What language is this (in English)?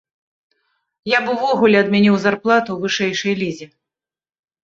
Belarusian